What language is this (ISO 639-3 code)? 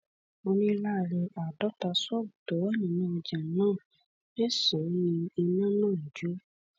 yor